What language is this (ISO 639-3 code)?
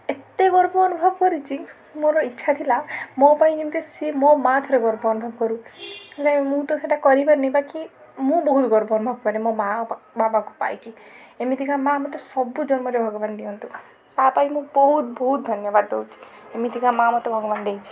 ori